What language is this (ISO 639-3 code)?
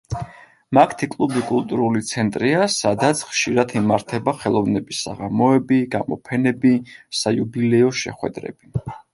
kat